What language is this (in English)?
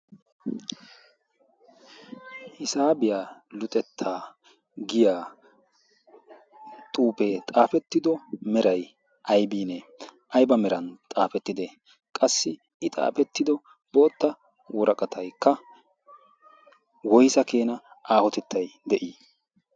Wolaytta